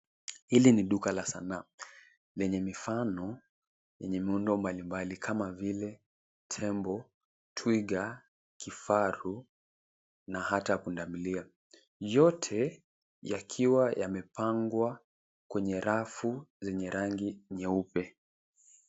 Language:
Swahili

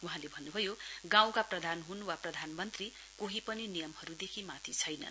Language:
Nepali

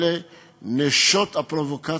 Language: Hebrew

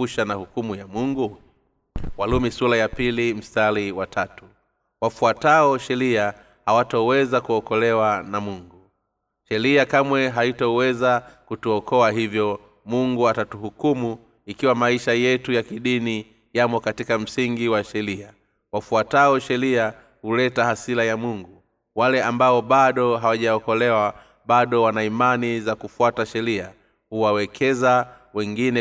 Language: Swahili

